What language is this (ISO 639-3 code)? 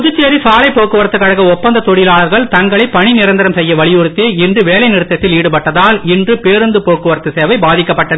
tam